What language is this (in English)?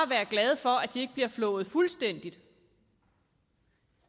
Danish